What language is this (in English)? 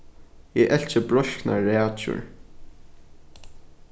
Faroese